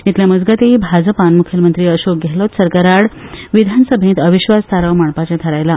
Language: Konkani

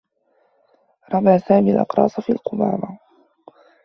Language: Arabic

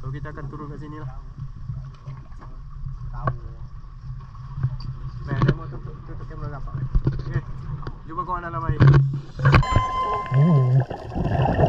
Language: Malay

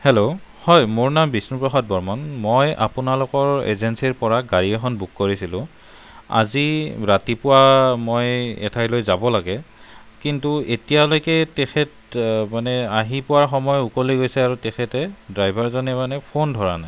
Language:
Assamese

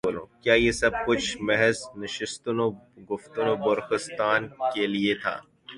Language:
Urdu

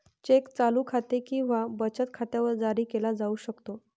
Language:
Marathi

